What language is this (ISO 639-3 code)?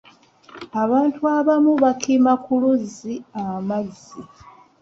lug